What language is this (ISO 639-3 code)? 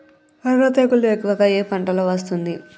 tel